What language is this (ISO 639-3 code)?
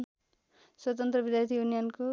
nep